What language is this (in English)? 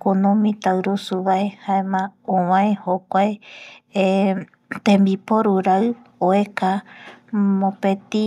Eastern Bolivian Guaraní